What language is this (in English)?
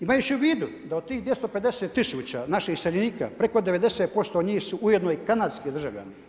Croatian